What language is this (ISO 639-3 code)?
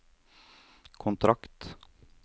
nor